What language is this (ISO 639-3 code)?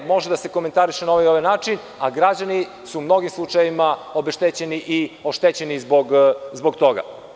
srp